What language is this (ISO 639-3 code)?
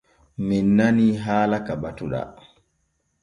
fue